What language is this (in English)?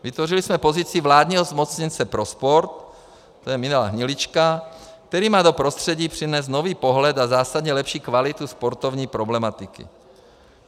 Czech